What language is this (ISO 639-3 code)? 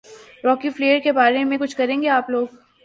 urd